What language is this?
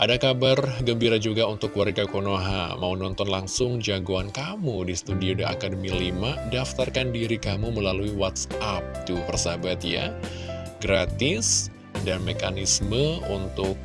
Indonesian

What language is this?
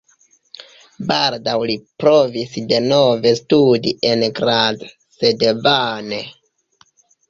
Esperanto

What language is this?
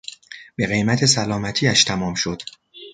Persian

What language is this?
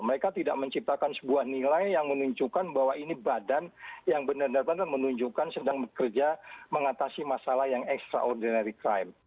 Indonesian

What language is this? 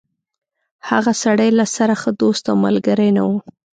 Pashto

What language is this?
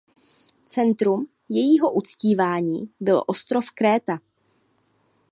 Czech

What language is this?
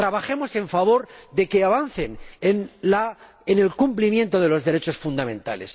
Spanish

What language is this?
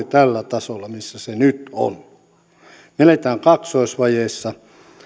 Finnish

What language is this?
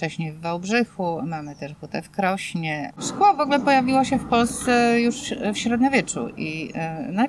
Polish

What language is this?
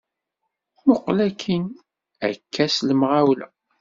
Kabyle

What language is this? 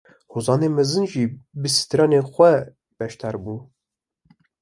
Kurdish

